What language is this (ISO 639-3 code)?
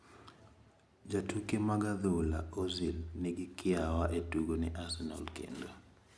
luo